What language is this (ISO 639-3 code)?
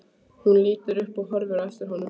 isl